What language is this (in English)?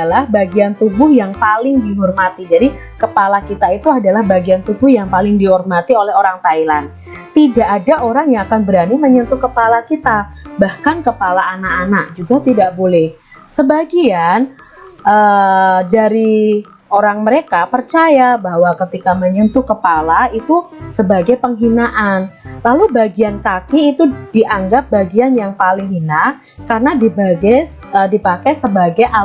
Indonesian